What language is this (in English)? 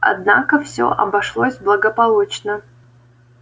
Russian